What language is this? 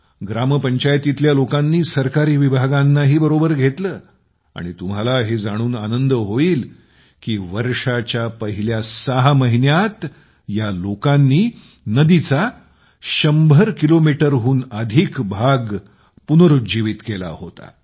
Marathi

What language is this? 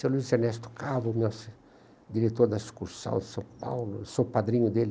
Portuguese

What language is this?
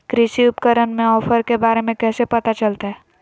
Magahi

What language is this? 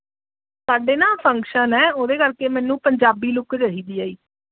Punjabi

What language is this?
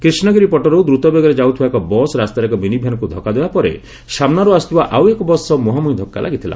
Odia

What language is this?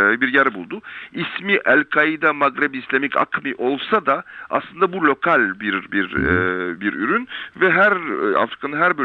Turkish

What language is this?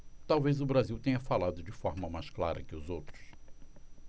Portuguese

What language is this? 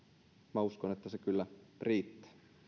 Finnish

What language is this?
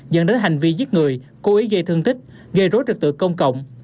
Vietnamese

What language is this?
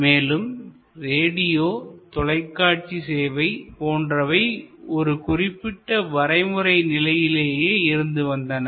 Tamil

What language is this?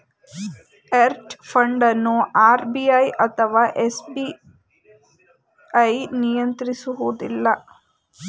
Kannada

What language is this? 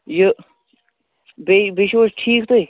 Kashmiri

